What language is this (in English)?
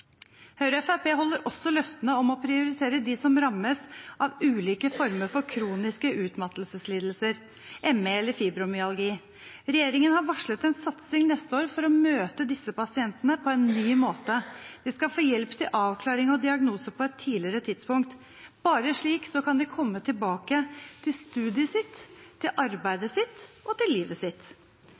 Norwegian Bokmål